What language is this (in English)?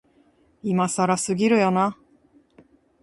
Japanese